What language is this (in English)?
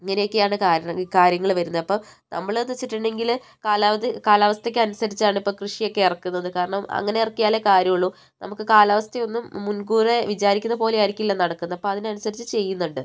Malayalam